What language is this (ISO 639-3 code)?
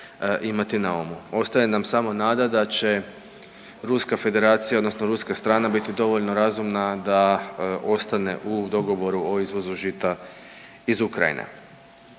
hrv